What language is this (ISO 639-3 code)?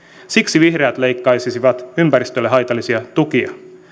fin